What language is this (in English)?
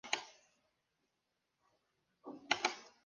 Spanish